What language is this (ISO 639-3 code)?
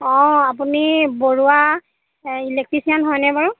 asm